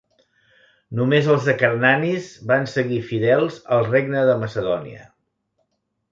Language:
Catalan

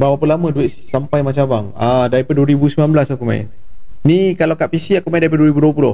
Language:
Malay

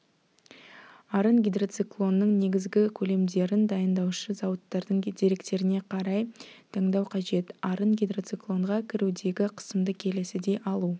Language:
Kazakh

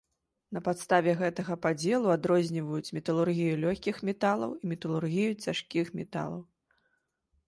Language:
Belarusian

